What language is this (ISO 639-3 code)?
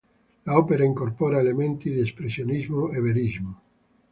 ita